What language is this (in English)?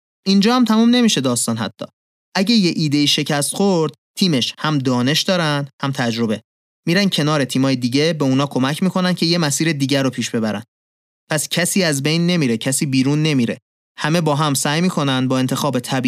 Persian